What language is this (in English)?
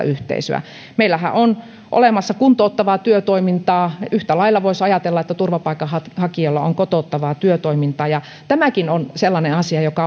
Finnish